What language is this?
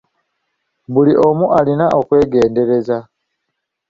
Ganda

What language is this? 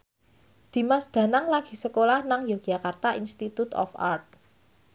Javanese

